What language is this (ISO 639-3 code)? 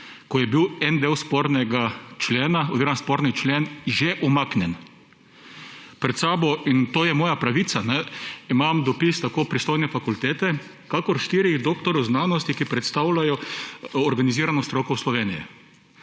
slv